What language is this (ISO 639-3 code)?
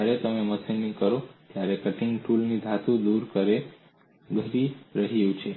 guj